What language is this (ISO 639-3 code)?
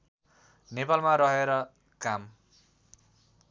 nep